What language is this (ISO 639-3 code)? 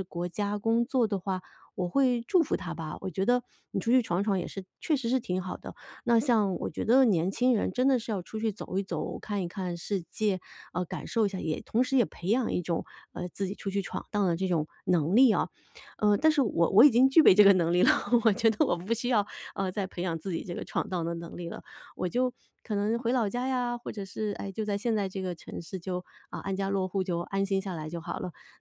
zho